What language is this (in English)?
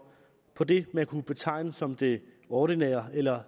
Danish